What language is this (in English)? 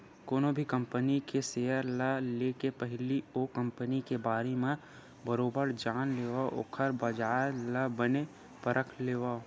Chhattisgarhi